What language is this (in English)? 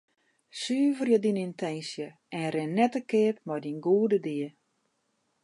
Western Frisian